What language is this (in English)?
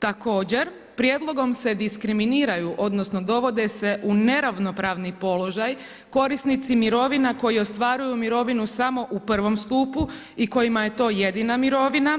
Croatian